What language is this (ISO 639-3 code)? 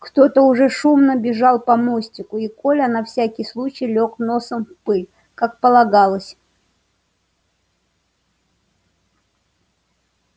rus